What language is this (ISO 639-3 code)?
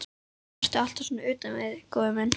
isl